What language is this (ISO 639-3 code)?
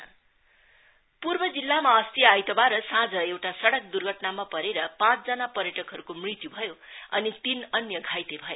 nep